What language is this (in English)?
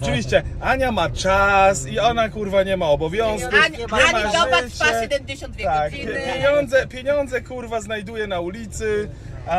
Polish